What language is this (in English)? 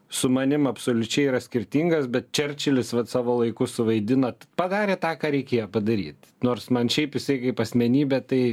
Lithuanian